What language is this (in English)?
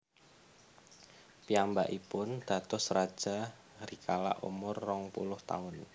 Javanese